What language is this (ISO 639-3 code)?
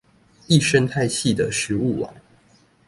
zho